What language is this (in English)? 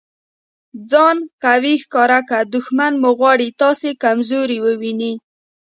Pashto